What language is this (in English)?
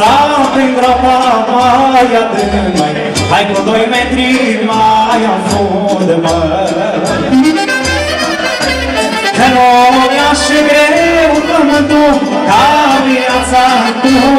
Romanian